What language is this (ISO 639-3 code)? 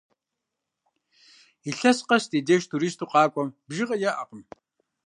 kbd